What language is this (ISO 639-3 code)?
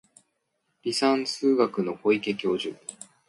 jpn